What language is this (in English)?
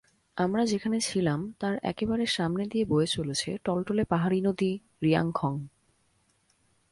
Bangla